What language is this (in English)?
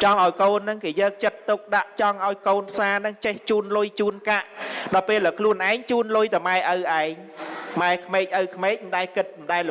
Vietnamese